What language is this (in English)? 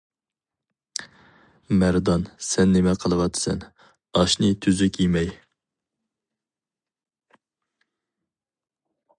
Uyghur